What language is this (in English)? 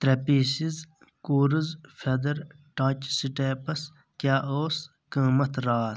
Kashmiri